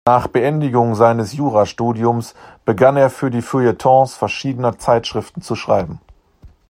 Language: German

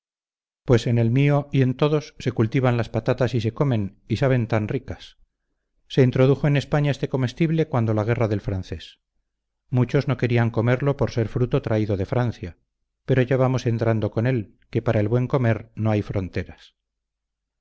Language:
Spanish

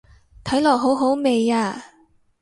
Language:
Cantonese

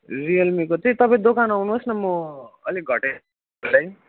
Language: Nepali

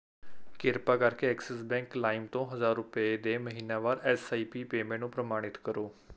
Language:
Punjabi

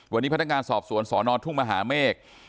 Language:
Thai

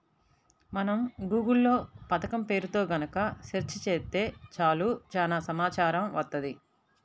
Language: Telugu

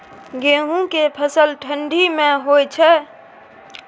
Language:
Maithili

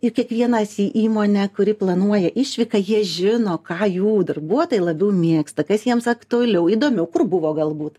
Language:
Lithuanian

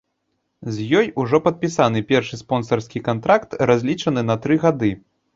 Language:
Belarusian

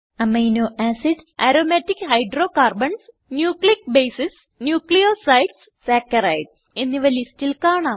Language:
Malayalam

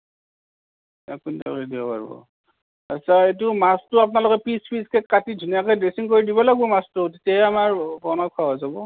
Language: Assamese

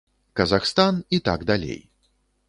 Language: Belarusian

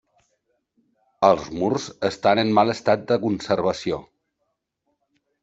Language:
Catalan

